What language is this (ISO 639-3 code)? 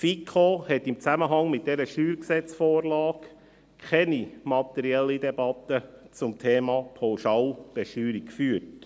gsw